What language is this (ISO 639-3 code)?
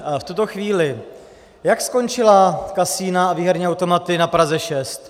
ces